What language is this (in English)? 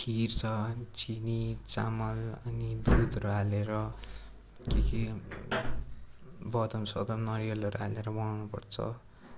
Nepali